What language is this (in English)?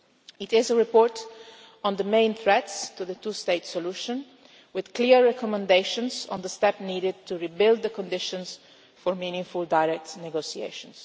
English